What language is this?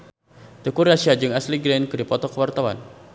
Sundanese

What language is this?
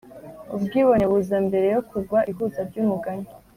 Kinyarwanda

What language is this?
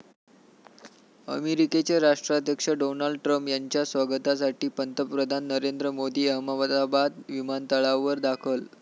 Marathi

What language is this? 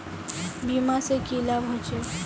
Magahi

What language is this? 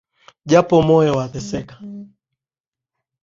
Swahili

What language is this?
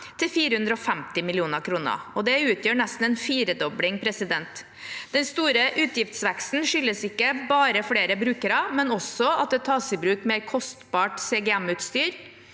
Norwegian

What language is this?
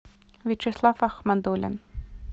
Russian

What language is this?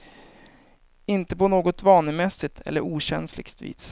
Swedish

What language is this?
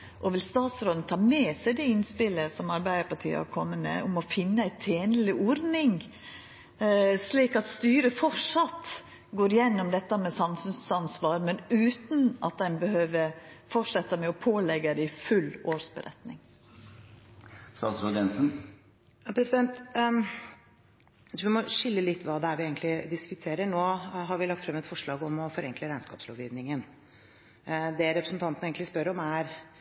Norwegian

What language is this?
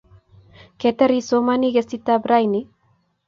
Kalenjin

